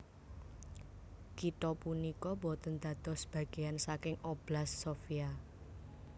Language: Javanese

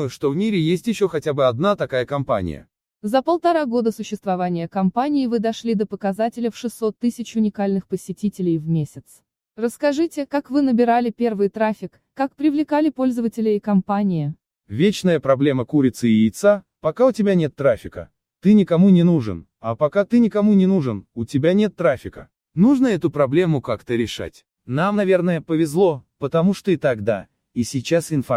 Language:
Russian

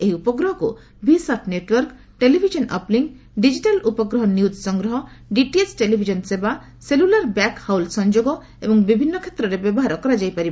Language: Odia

